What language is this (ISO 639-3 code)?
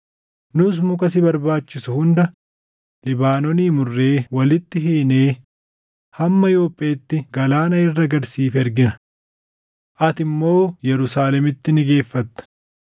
orm